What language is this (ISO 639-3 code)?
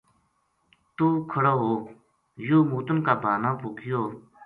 gju